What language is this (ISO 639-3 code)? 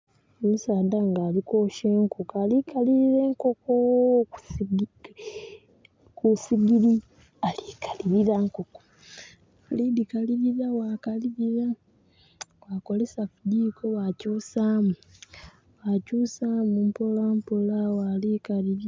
xog